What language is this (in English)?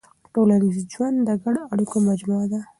Pashto